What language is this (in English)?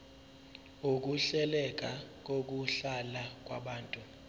Zulu